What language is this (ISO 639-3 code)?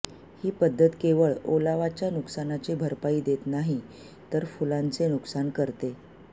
mar